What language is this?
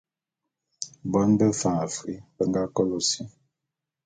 Bulu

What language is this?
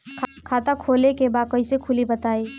Bhojpuri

